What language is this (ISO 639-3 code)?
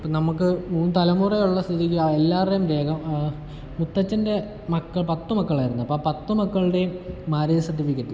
mal